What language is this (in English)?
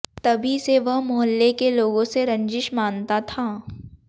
Hindi